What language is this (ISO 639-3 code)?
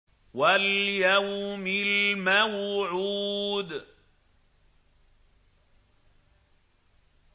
ara